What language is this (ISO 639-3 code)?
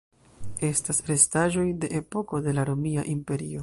epo